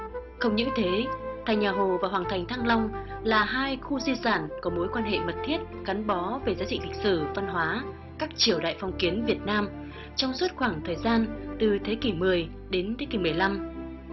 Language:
Vietnamese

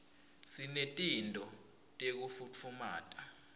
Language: Swati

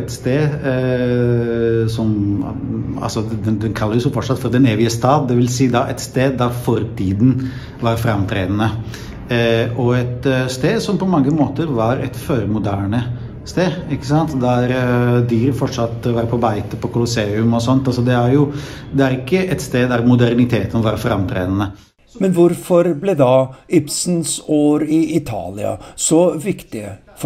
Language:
Norwegian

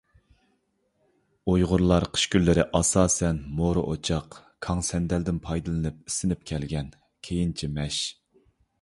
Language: Uyghur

